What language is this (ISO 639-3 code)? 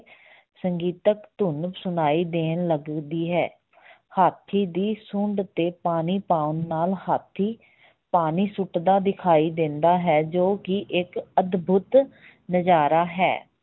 pan